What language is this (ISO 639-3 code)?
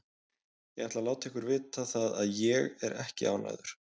isl